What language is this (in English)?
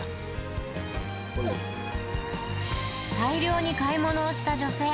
Japanese